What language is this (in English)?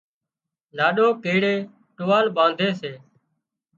Wadiyara Koli